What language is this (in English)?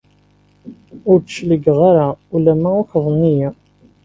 Kabyle